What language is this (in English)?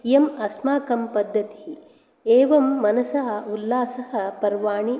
Sanskrit